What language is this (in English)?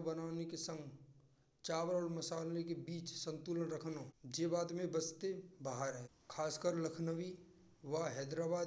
Braj